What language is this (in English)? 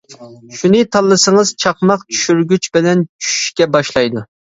Uyghur